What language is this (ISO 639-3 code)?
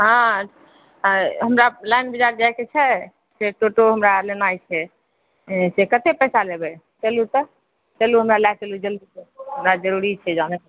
mai